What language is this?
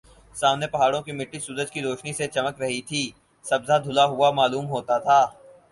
Urdu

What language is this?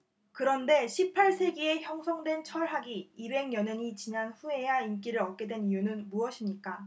Korean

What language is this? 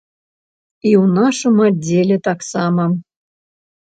Belarusian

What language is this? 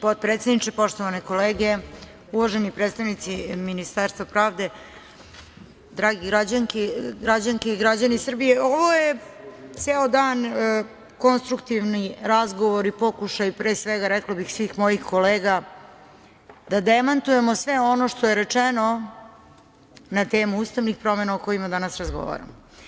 Serbian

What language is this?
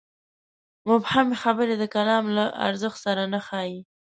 Pashto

